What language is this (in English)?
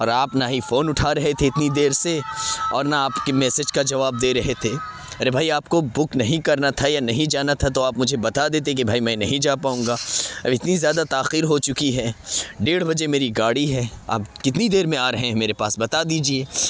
Urdu